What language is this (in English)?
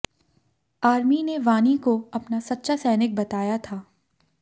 Hindi